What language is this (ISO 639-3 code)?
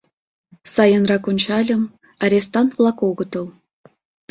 chm